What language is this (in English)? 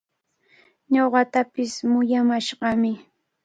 Cajatambo North Lima Quechua